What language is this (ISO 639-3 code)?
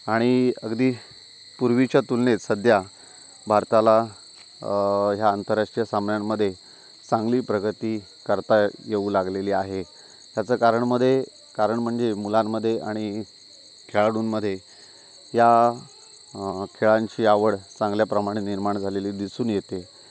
mar